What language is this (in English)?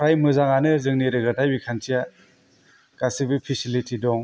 Bodo